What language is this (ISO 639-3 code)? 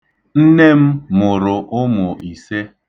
ibo